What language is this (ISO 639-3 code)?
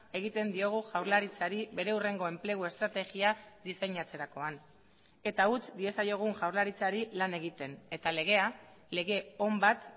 eus